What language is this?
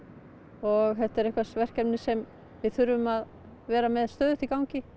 Icelandic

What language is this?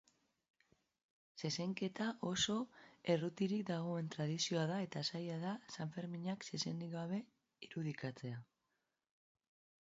Basque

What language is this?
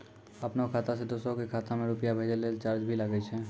Maithili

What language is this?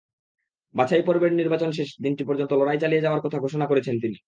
Bangla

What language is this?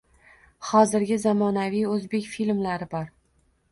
Uzbek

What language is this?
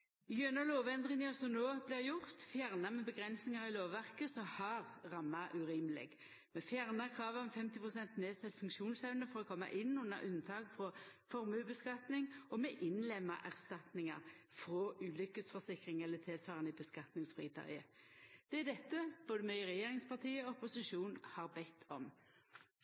Norwegian Nynorsk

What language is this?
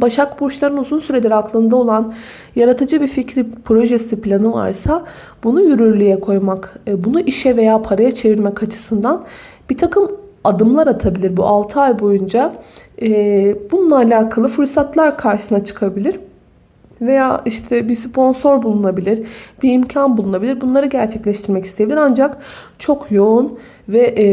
Turkish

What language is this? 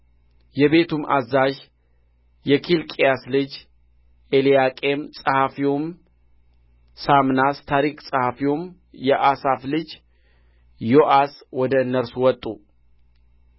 Amharic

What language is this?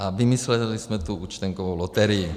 Czech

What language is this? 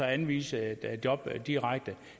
Danish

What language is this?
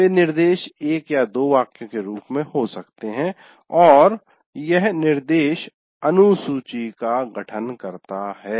Hindi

